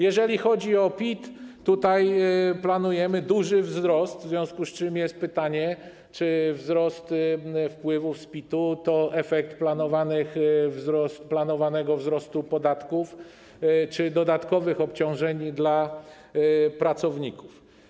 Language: Polish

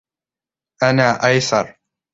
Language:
Arabic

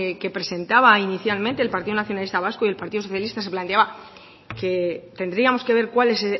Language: Spanish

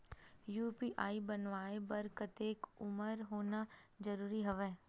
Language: Chhattisgarhi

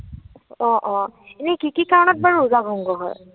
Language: Assamese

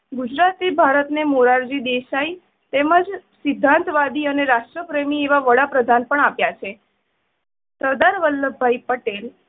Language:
Gujarati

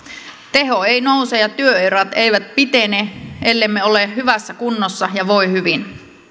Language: Finnish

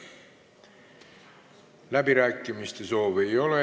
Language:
Estonian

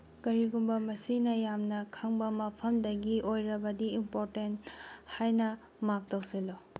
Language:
Manipuri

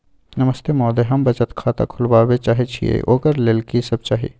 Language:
Maithili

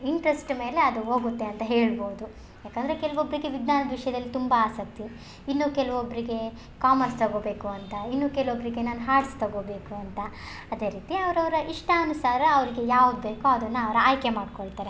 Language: Kannada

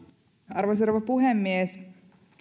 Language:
Finnish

